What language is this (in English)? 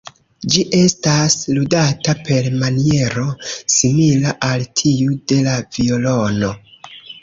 Esperanto